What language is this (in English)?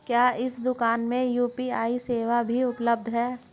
Hindi